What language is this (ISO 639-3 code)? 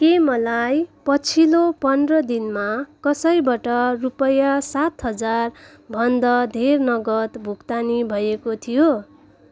nep